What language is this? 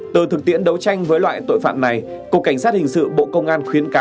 Vietnamese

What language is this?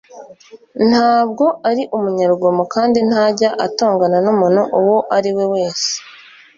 Kinyarwanda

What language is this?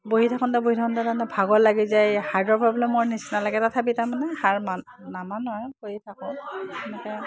Assamese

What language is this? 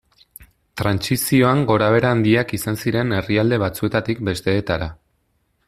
Basque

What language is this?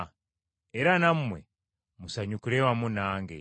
Ganda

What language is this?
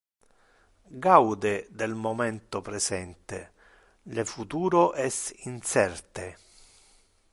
Interlingua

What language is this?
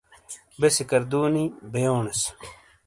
Shina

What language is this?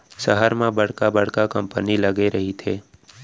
Chhattisgarhi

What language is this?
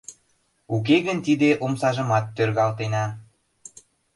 Mari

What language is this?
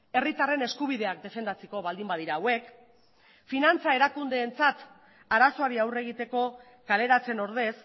Basque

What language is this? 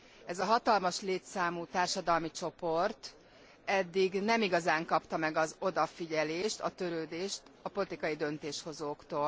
Hungarian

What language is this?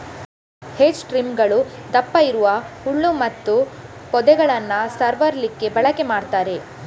Kannada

